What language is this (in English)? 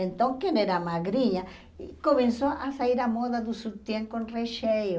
Portuguese